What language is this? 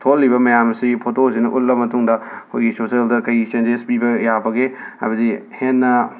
Manipuri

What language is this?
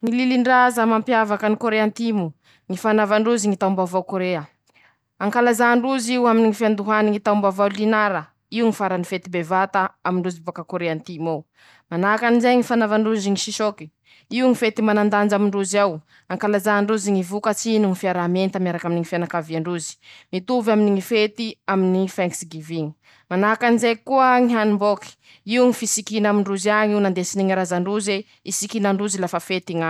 Masikoro Malagasy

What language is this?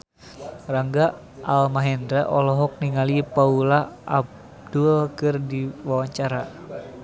Sundanese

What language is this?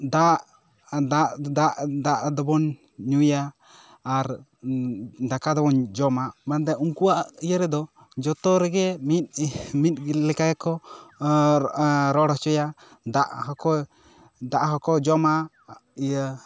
Santali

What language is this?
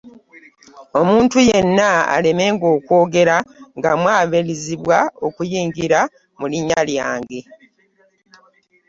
Ganda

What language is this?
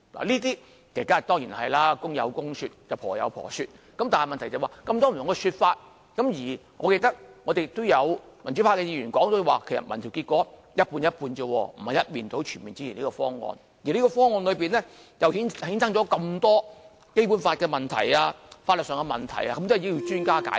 Cantonese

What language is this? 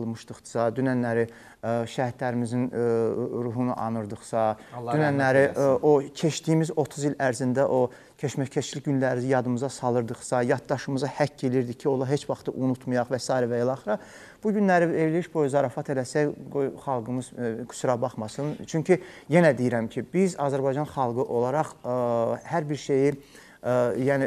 Turkish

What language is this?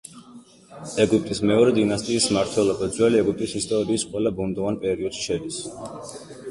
Georgian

